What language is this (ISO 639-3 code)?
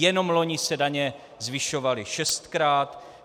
ces